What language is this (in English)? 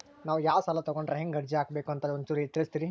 Kannada